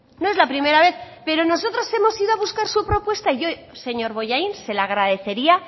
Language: Spanish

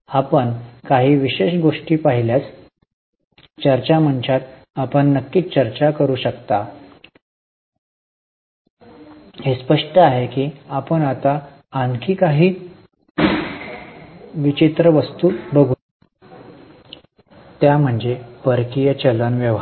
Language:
Marathi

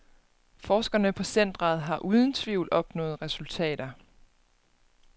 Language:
Danish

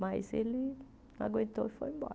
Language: Portuguese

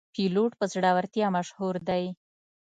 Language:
Pashto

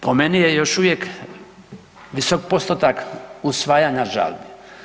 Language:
Croatian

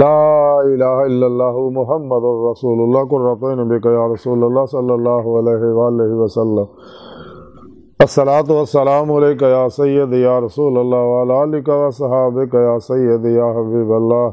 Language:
Arabic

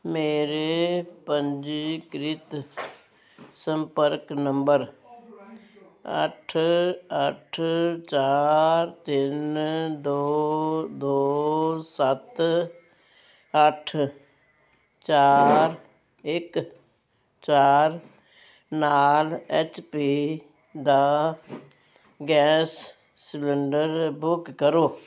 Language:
Punjabi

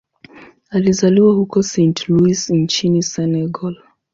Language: Swahili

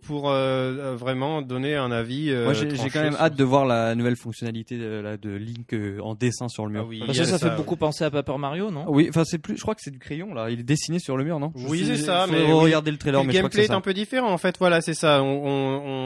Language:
French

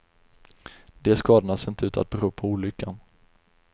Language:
Swedish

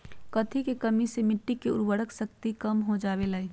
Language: Magahi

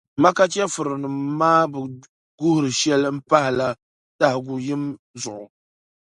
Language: Dagbani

